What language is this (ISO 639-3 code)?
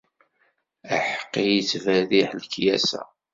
kab